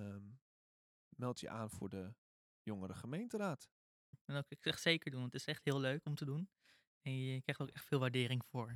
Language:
Dutch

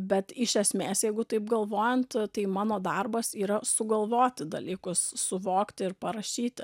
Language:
Lithuanian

